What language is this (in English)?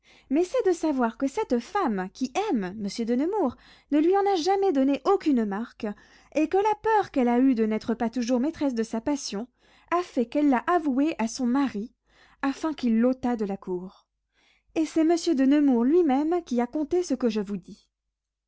French